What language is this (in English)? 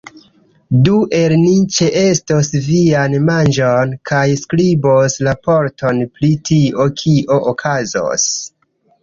Esperanto